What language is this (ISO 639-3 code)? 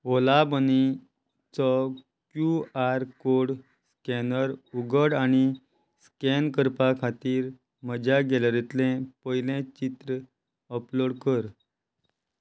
kok